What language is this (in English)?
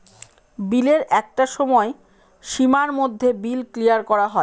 Bangla